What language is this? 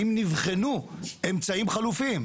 Hebrew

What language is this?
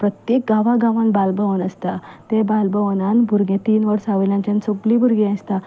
Konkani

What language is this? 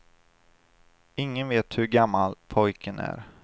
Swedish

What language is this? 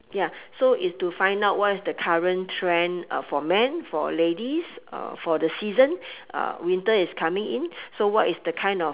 English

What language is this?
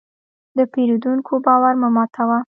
Pashto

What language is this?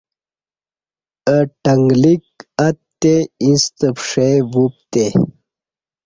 Kati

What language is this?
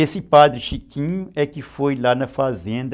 Portuguese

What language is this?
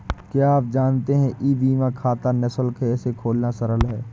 Hindi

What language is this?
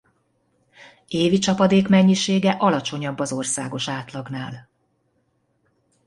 Hungarian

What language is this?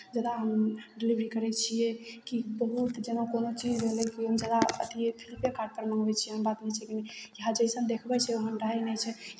Maithili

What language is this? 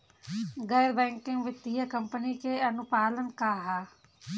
Bhojpuri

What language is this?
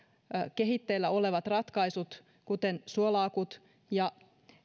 Finnish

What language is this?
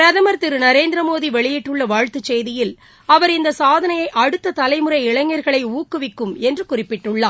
Tamil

